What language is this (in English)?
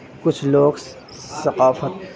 Urdu